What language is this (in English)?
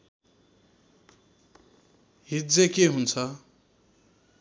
Nepali